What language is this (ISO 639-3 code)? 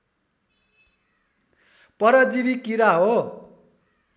nep